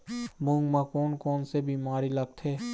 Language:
Chhattisgarhi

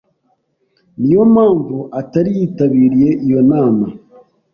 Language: Kinyarwanda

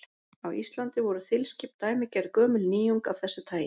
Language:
Icelandic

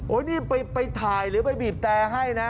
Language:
Thai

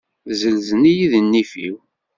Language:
Kabyle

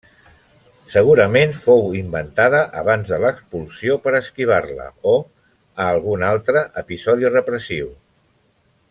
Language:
Catalan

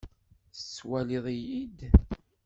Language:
Kabyle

